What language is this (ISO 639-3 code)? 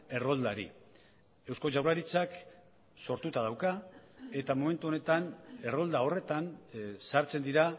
eus